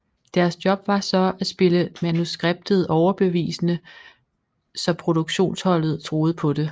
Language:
Danish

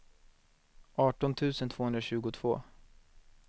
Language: Swedish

